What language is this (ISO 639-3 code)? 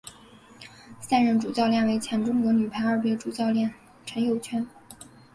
zho